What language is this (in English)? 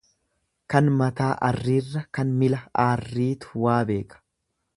Oromo